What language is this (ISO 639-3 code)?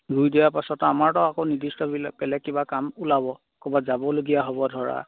asm